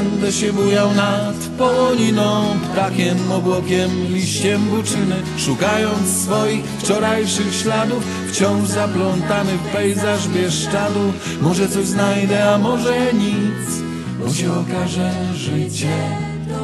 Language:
Polish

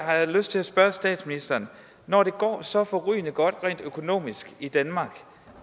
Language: Danish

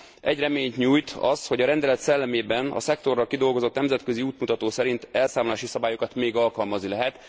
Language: Hungarian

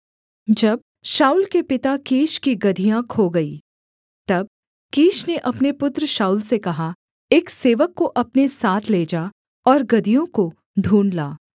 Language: Hindi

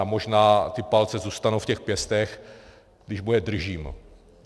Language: Czech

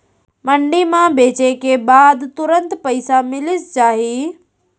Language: Chhattisgarhi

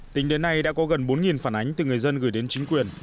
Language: Vietnamese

